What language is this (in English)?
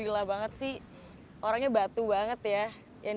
Indonesian